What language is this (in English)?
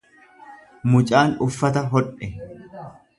Oromo